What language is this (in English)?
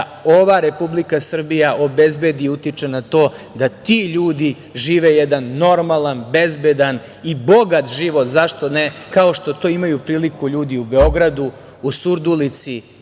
Serbian